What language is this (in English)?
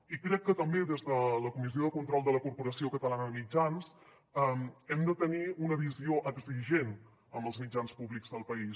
Catalan